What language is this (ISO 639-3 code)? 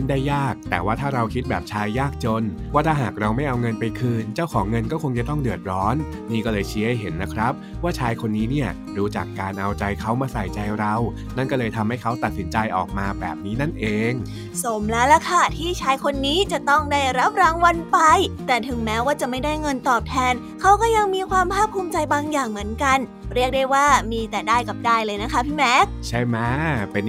tha